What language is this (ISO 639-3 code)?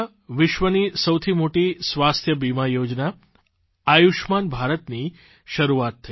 guj